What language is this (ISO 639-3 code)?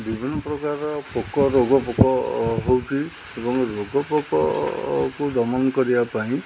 ori